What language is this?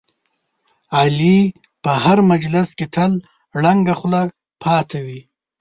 Pashto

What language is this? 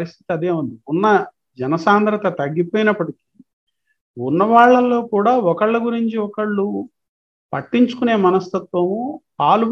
Telugu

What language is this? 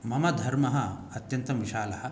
Sanskrit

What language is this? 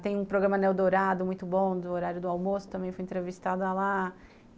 Portuguese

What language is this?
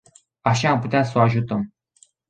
Romanian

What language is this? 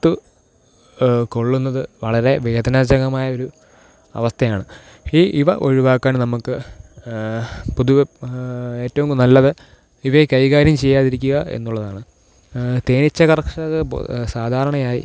Malayalam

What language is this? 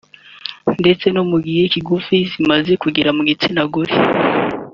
Kinyarwanda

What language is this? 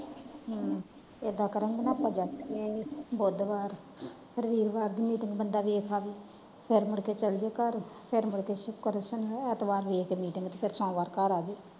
Punjabi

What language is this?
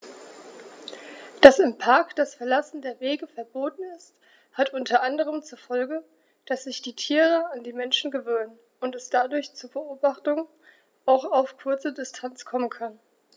German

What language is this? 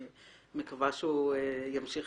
Hebrew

